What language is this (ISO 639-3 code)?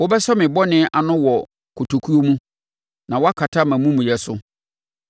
aka